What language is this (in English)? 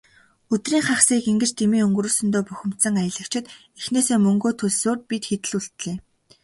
Mongolian